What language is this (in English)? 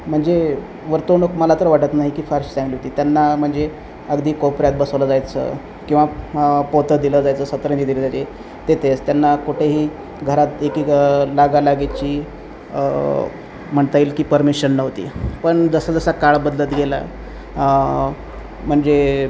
Marathi